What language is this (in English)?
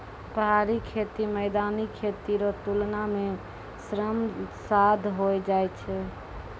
Maithili